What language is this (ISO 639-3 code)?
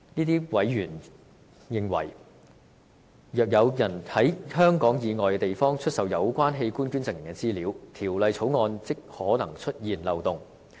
yue